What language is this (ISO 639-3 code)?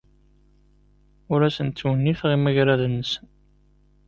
kab